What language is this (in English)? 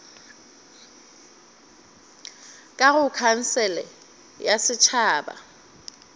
Northern Sotho